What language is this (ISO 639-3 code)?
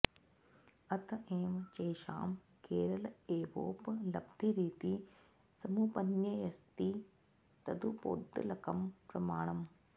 san